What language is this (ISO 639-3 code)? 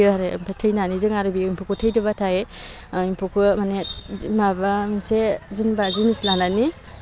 brx